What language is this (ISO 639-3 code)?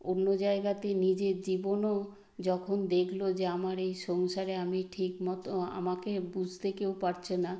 ben